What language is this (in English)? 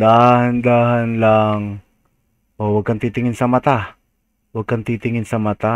Filipino